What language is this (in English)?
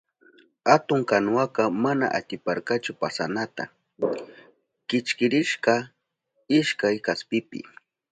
Southern Pastaza Quechua